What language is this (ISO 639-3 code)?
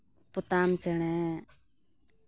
sat